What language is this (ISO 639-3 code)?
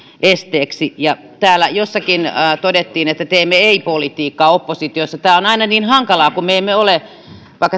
fin